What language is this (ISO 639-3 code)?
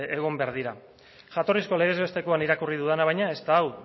eus